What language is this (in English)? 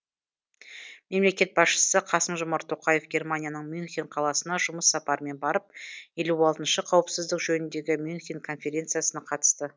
Kazakh